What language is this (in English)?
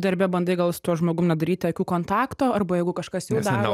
Lithuanian